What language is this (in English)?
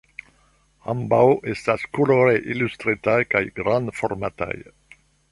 Esperanto